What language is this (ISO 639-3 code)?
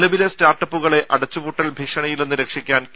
mal